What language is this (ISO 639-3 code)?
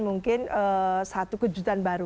ind